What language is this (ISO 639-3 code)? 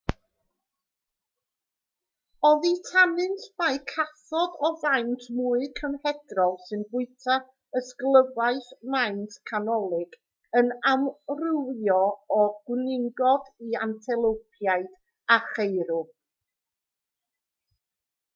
cym